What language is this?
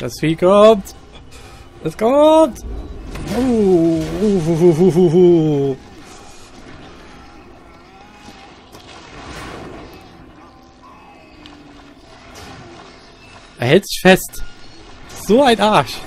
German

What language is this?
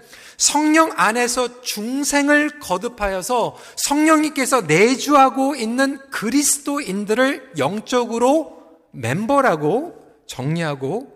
Korean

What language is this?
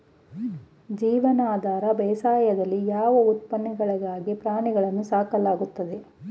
Kannada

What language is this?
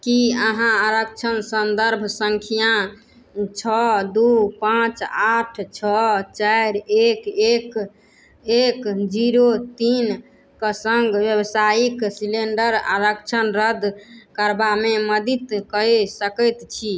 Maithili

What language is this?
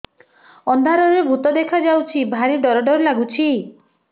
Odia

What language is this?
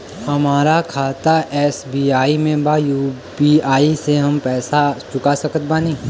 Bhojpuri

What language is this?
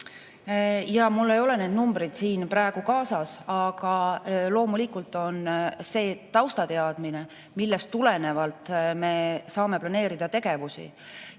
Estonian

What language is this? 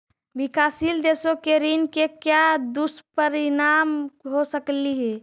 Magahi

